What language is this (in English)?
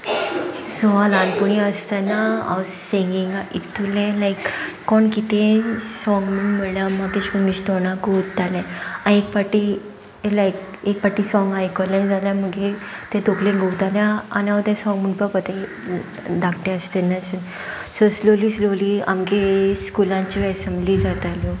Konkani